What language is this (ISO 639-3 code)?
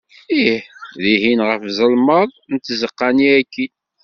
kab